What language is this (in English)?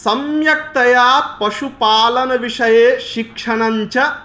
Sanskrit